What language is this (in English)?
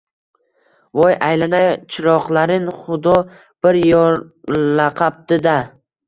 Uzbek